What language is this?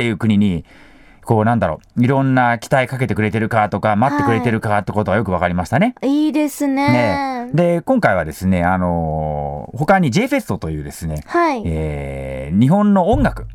Japanese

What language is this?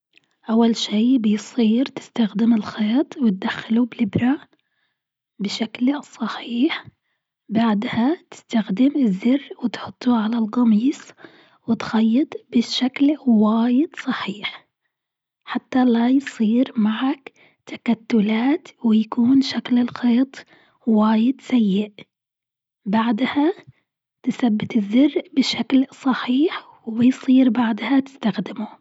Gulf Arabic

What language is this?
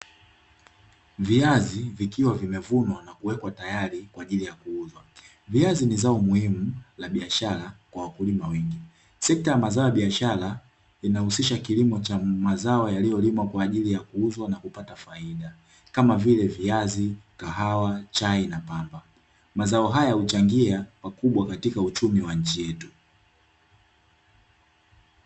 Swahili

